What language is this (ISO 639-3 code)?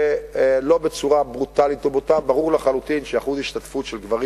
heb